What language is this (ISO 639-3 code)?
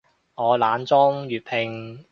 yue